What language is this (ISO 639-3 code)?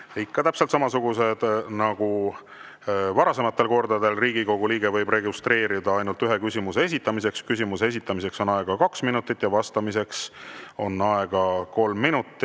est